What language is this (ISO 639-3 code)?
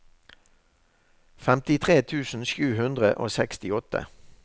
nor